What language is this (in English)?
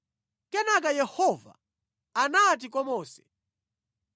Nyanja